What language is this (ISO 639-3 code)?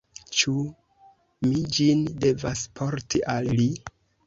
epo